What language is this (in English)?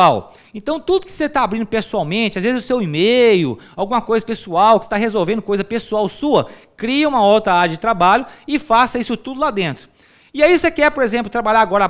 Portuguese